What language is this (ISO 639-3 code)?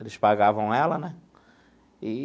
por